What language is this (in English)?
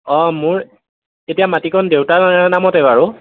Assamese